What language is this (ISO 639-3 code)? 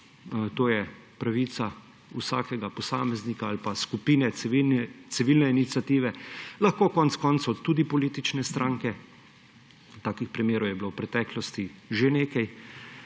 slv